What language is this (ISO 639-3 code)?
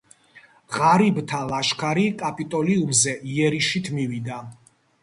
kat